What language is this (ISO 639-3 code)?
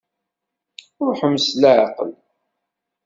kab